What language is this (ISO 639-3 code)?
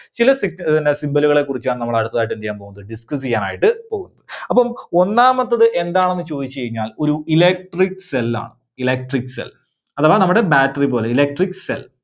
mal